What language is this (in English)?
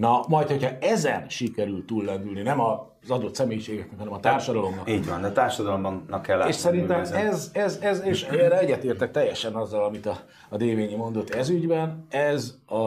Hungarian